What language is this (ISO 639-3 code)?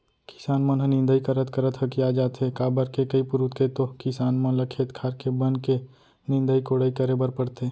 hne